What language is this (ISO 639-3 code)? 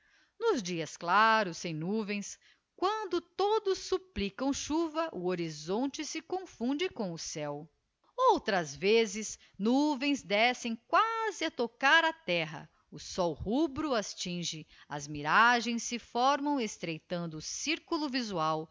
por